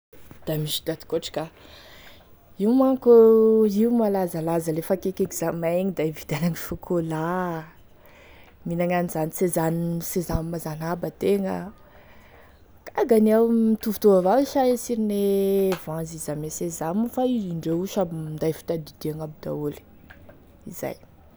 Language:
Tesaka Malagasy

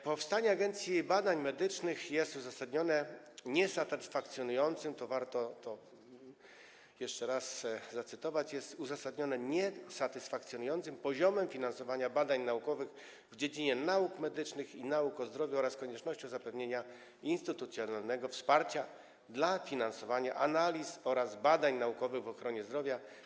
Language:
Polish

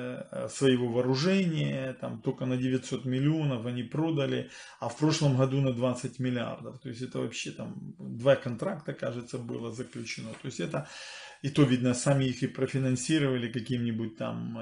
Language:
Russian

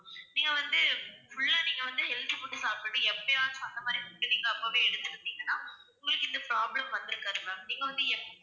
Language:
Tamil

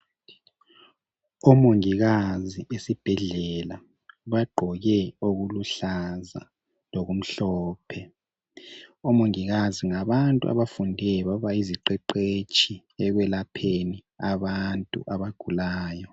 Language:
North Ndebele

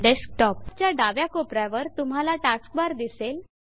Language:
Marathi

